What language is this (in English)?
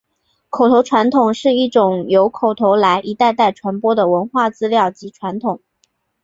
Chinese